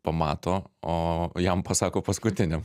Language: Lithuanian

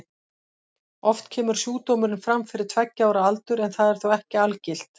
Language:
Icelandic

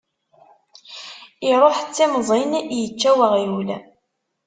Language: Kabyle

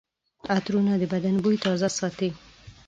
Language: Pashto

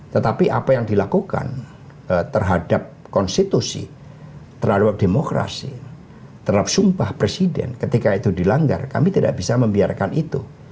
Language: Indonesian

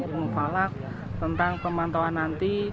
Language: Indonesian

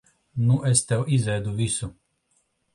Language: Latvian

